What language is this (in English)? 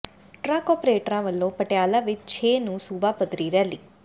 Punjabi